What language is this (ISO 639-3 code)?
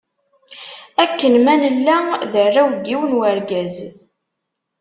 kab